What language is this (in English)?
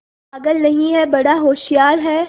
Hindi